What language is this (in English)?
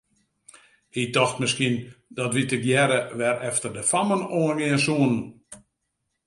Western Frisian